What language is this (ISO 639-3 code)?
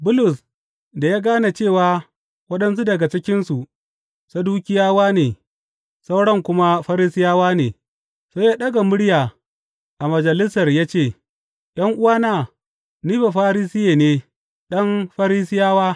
hau